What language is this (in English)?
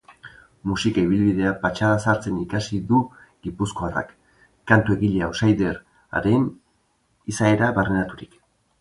Basque